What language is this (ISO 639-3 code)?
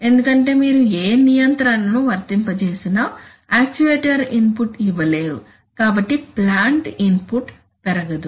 tel